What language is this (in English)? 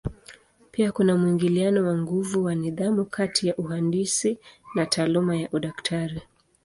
Swahili